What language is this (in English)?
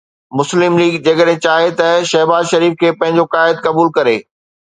Sindhi